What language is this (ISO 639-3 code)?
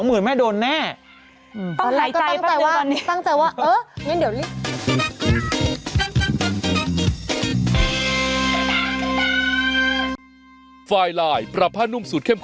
tha